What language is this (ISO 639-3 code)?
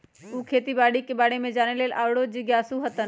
mag